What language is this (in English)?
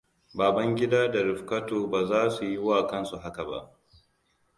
Hausa